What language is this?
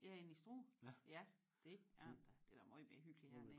Danish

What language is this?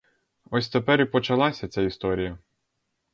Ukrainian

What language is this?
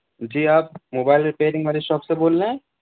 Urdu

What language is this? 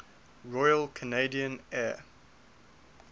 English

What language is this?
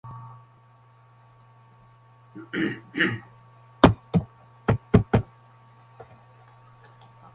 Uzbek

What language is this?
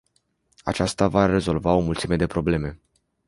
Romanian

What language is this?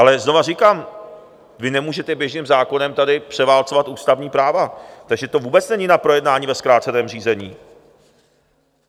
Czech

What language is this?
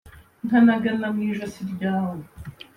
Kinyarwanda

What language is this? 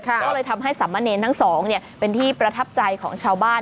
Thai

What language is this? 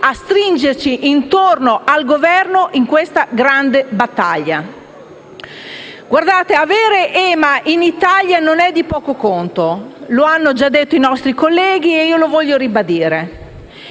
Italian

